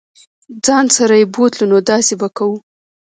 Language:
Pashto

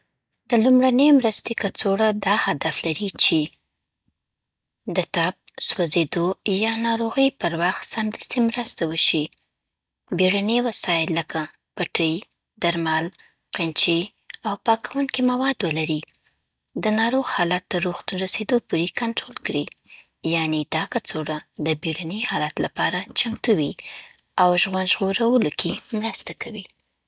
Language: Southern Pashto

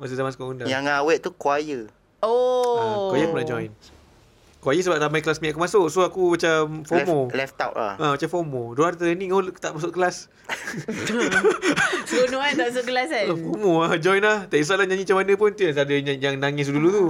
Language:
Malay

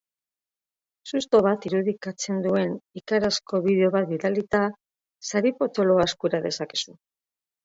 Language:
Basque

